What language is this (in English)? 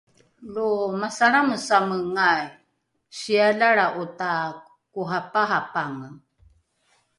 Rukai